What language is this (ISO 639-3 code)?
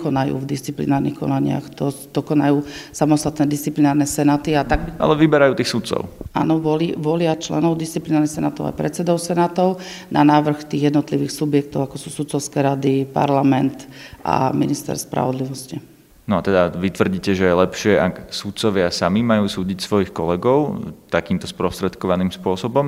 slk